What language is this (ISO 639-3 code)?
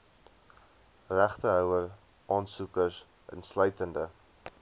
afr